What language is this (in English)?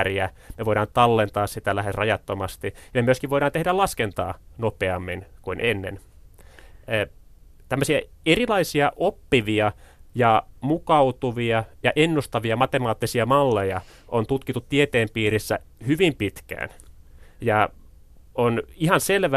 Finnish